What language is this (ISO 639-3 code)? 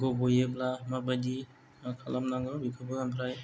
brx